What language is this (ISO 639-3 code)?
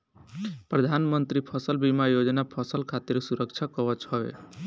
bho